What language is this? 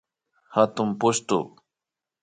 Imbabura Highland Quichua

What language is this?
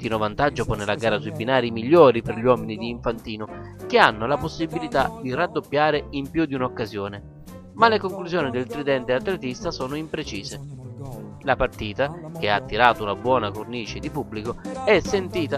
Italian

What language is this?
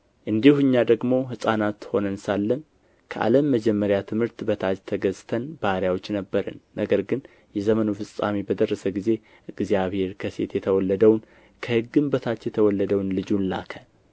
Amharic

